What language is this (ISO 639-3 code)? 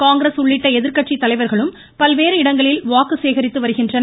tam